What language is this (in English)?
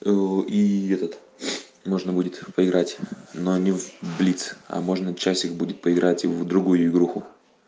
Russian